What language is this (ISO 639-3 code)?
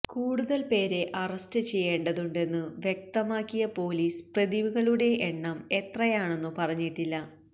mal